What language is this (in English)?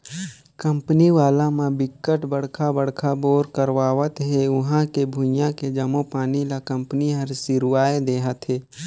Chhattisgarhi